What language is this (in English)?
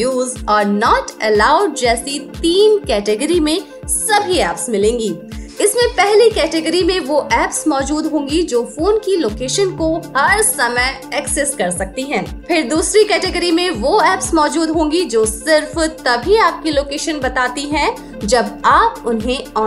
Hindi